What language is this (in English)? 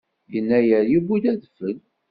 Kabyle